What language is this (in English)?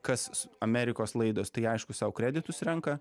Lithuanian